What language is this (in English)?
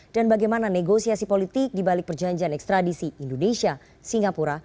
Indonesian